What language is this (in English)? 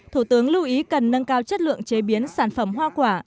Vietnamese